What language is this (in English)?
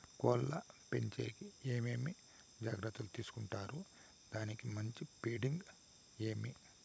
Telugu